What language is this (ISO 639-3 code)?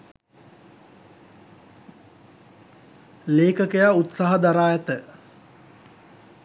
sin